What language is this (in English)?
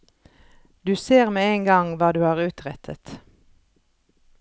Norwegian